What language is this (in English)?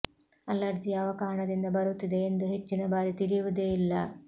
Kannada